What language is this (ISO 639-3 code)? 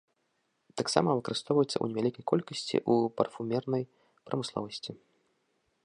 bel